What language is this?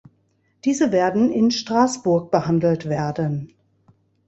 German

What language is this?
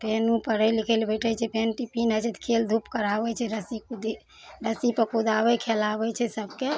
Maithili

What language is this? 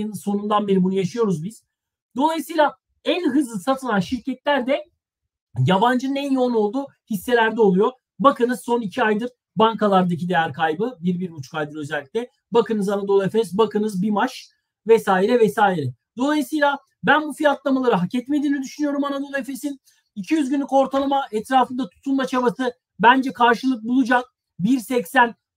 Turkish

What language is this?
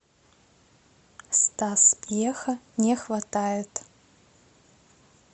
Russian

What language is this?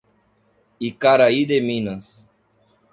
Portuguese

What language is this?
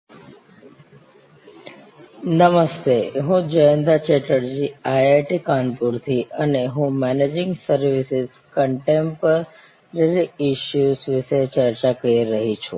Gujarati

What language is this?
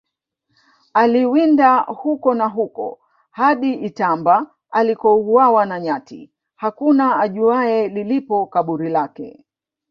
Swahili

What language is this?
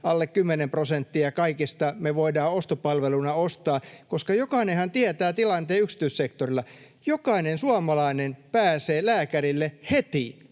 Finnish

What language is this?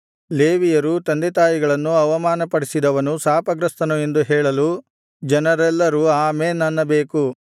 Kannada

